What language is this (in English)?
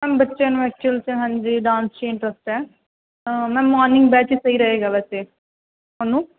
Punjabi